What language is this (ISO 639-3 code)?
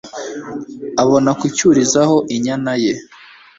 kin